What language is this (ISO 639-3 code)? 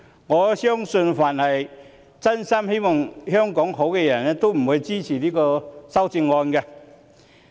yue